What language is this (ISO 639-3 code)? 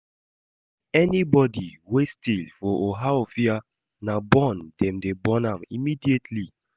pcm